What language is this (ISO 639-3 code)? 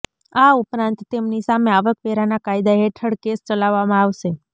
guj